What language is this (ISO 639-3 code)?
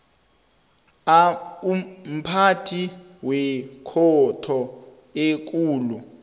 nbl